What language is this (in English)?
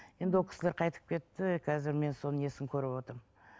Kazakh